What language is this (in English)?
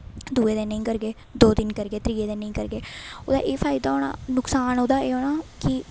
Dogri